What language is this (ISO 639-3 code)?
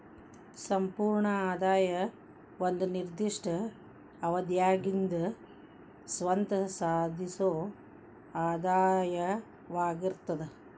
kan